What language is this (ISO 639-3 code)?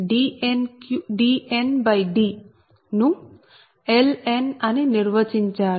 tel